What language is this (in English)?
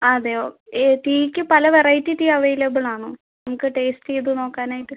Malayalam